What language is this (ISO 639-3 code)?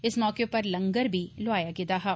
doi